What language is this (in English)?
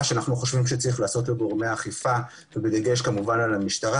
Hebrew